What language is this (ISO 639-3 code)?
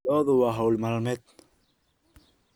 som